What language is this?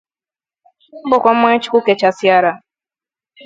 Igbo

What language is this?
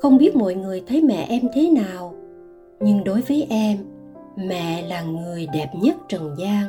Vietnamese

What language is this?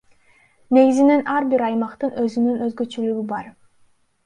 Kyrgyz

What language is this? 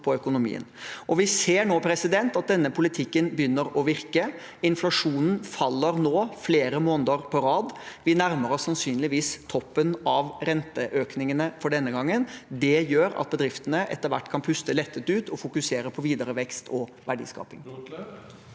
Norwegian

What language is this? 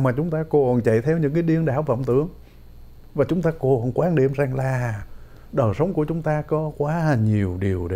Vietnamese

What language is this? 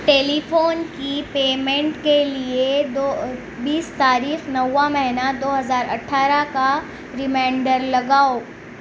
Urdu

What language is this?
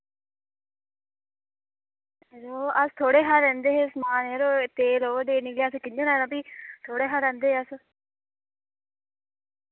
Dogri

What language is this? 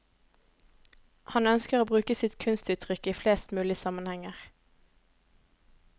Norwegian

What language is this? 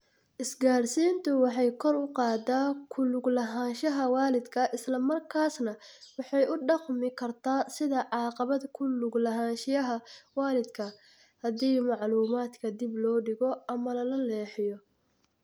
Somali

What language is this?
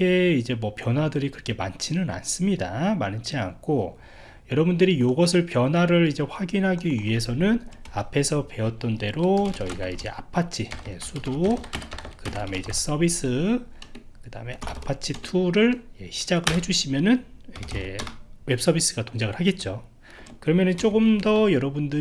Korean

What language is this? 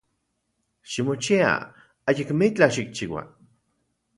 Central Puebla Nahuatl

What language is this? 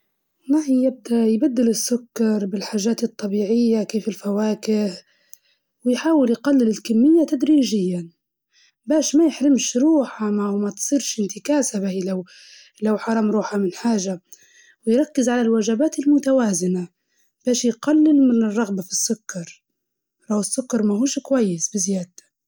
Libyan Arabic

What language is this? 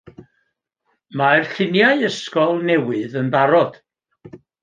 Welsh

